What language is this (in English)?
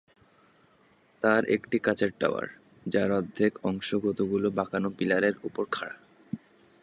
Bangla